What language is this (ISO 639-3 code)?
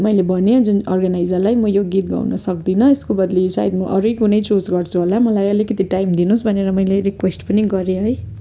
nep